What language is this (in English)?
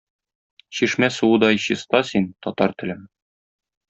Tatar